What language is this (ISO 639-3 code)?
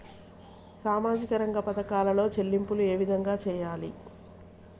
tel